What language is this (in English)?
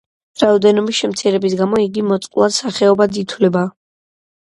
Georgian